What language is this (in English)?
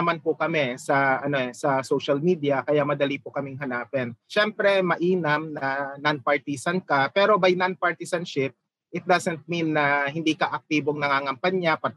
Filipino